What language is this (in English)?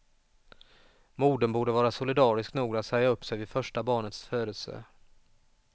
Swedish